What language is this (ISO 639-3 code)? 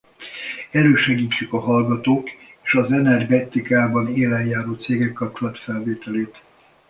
hun